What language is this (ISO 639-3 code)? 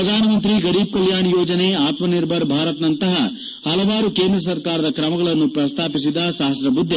kan